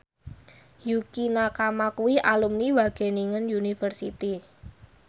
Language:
Javanese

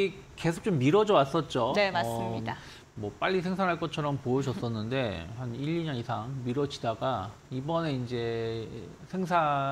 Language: Korean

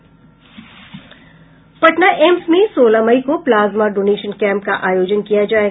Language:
Hindi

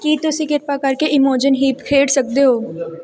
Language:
Punjabi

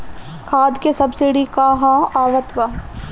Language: Bhojpuri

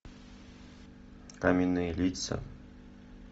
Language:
Russian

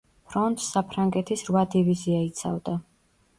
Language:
Georgian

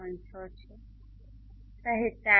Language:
Gujarati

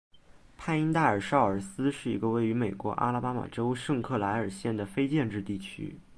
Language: Chinese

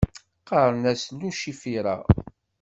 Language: Kabyle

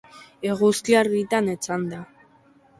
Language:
Basque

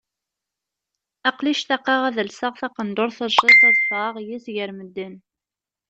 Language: Kabyle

